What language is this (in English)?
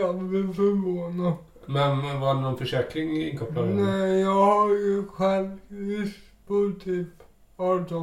Swedish